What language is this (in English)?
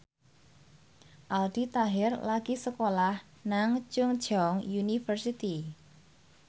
Javanese